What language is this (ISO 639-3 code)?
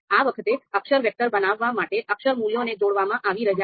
guj